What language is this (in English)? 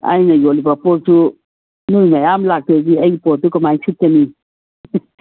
Manipuri